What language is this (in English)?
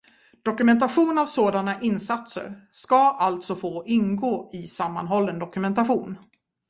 Swedish